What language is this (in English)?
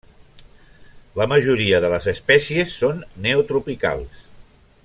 Catalan